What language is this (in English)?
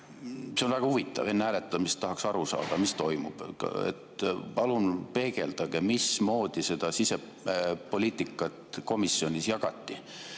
Estonian